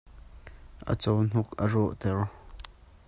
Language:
Hakha Chin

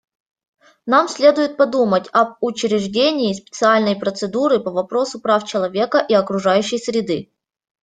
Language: Russian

